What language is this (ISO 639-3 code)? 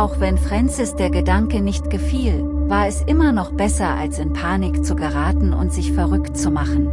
deu